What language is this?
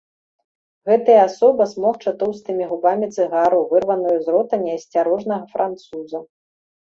Belarusian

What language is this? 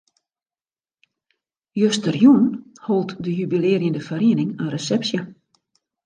Western Frisian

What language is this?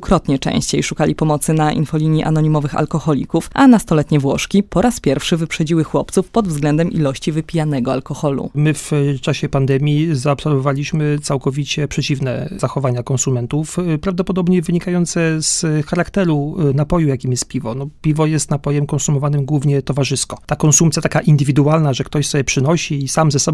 Polish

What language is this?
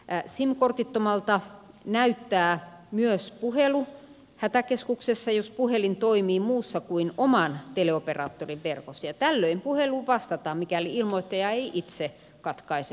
Finnish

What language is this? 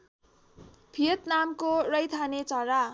Nepali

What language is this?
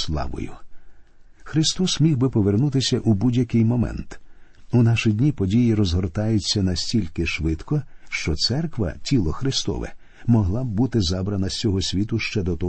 Ukrainian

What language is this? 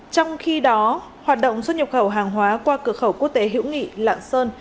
Vietnamese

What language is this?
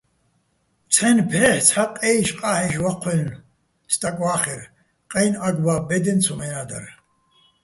Bats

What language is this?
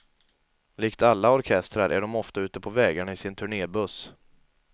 Swedish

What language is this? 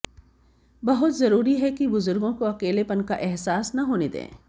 Hindi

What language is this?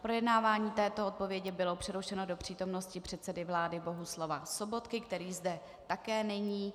Czech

